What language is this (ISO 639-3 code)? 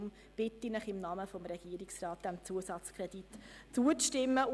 gsw